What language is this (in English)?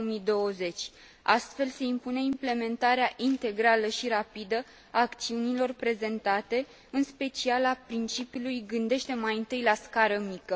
Romanian